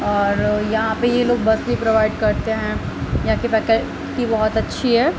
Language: Urdu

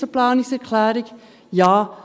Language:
Swiss German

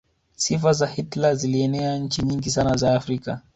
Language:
Swahili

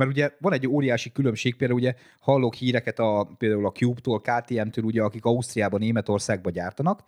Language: Hungarian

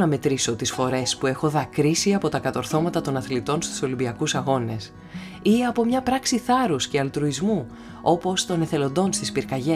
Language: Greek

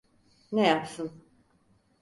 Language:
Turkish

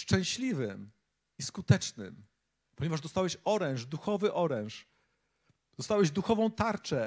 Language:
Polish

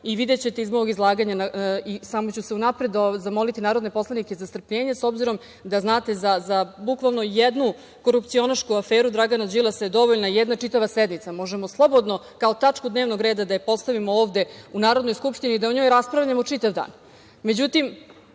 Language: Serbian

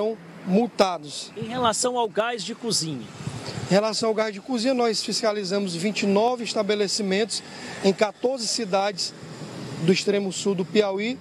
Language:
Portuguese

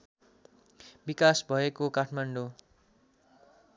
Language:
Nepali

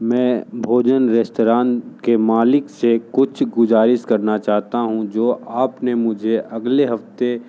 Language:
Hindi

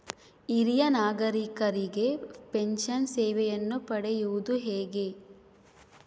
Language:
Kannada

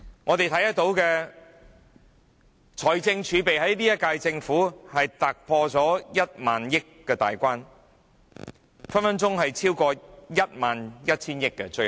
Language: Cantonese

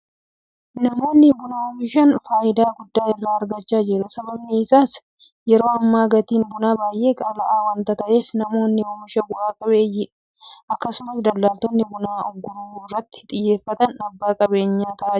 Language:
Oromo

